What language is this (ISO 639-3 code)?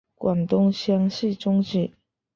zho